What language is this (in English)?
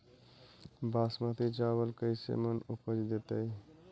Magahi